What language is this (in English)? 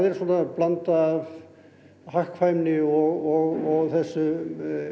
Icelandic